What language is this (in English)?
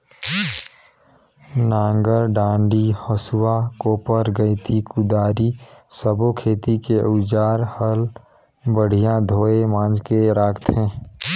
Chhattisgarhi